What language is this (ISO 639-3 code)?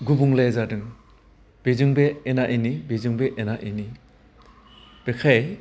brx